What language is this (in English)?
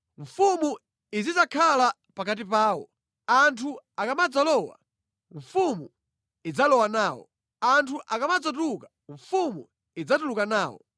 Nyanja